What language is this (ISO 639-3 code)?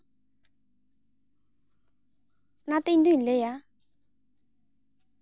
sat